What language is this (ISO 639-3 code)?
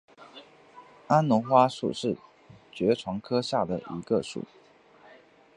zho